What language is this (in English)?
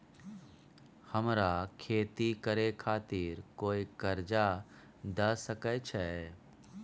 Maithili